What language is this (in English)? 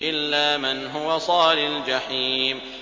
Arabic